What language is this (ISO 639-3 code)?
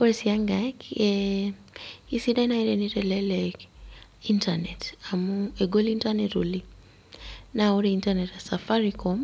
mas